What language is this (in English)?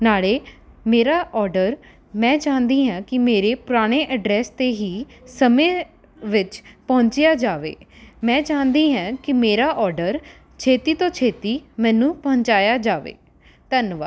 Punjabi